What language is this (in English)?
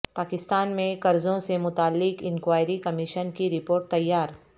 Urdu